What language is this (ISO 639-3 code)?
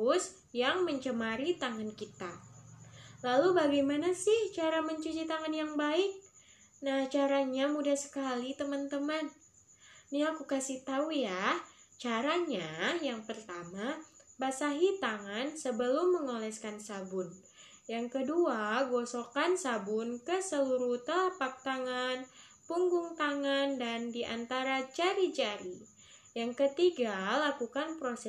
ind